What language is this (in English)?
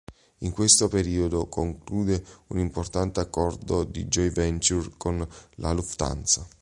Italian